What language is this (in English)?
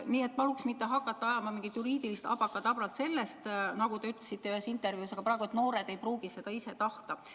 Estonian